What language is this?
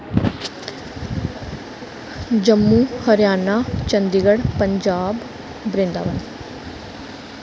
Dogri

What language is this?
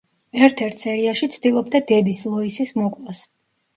Georgian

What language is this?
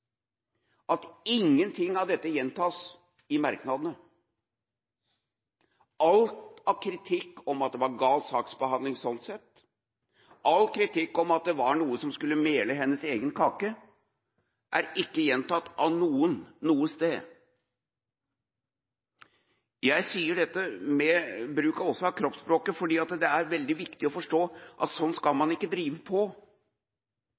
Norwegian Bokmål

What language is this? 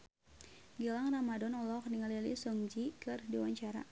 Sundanese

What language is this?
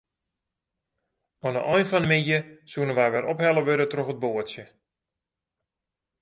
Western Frisian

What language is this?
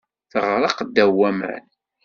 Kabyle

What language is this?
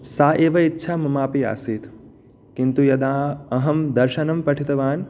Sanskrit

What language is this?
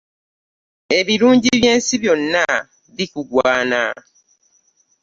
Ganda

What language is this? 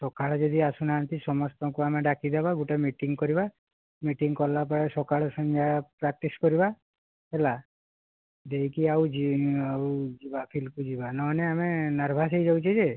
Odia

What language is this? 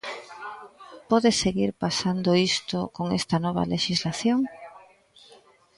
Galician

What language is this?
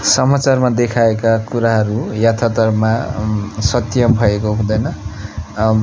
Nepali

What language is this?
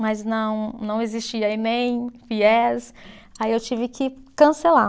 Portuguese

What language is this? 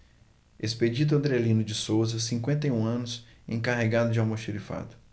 Portuguese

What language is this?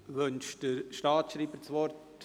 Swiss German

